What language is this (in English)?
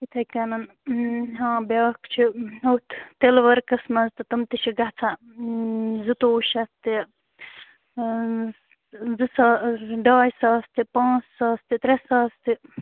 Kashmiri